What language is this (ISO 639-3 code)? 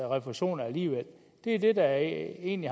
dan